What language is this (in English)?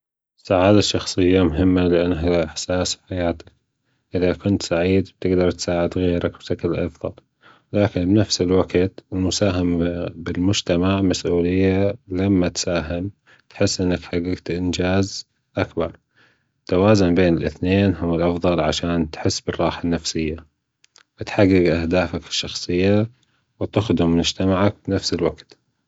Gulf Arabic